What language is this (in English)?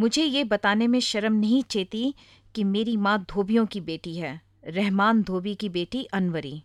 Hindi